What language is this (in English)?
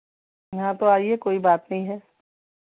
Hindi